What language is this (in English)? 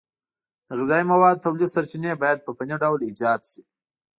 Pashto